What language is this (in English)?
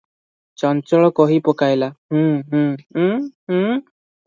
Odia